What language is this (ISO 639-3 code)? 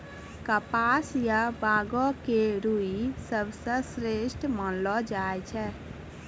mai